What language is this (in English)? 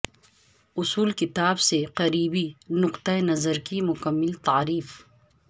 Urdu